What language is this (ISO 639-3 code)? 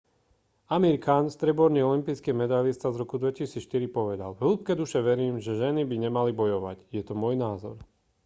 slk